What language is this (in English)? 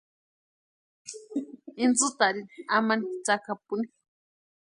Western Highland Purepecha